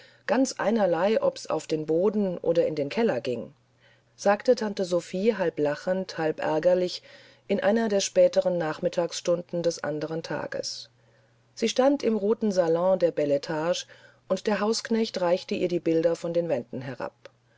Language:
German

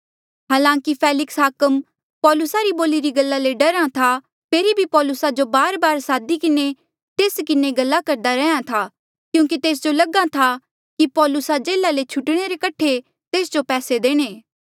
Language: Mandeali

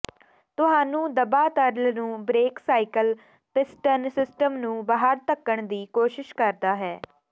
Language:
Punjabi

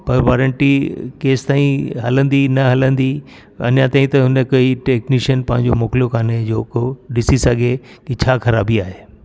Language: Sindhi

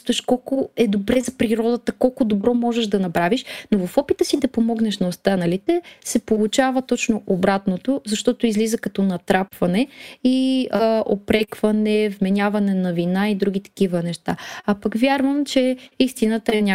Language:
Bulgarian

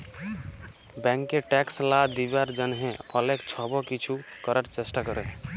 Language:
Bangla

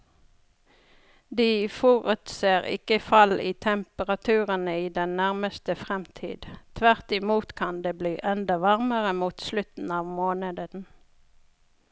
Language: Norwegian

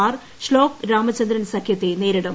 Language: Malayalam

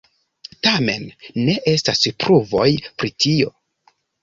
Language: Esperanto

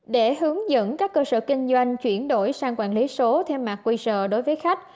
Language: Vietnamese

